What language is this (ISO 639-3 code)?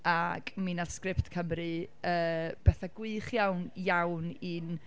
cym